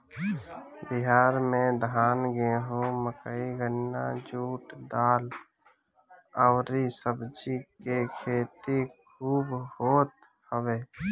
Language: Bhojpuri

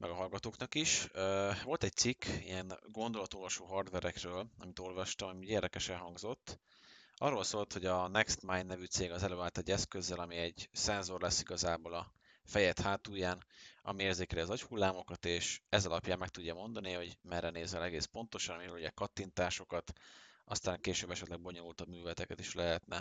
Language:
Hungarian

